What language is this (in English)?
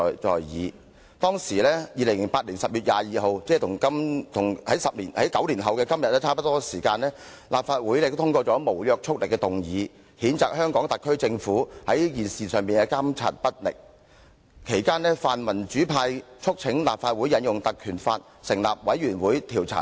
Cantonese